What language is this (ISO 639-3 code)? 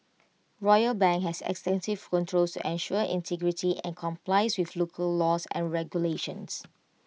eng